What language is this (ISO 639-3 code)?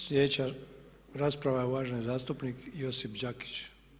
hrv